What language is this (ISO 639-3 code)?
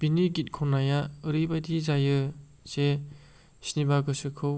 brx